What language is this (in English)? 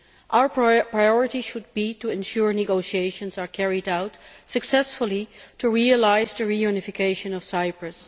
English